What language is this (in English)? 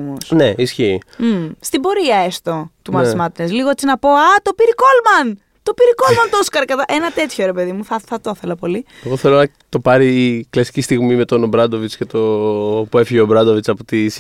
Greek